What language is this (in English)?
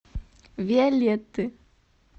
Russian